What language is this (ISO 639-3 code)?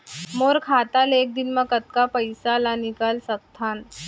hne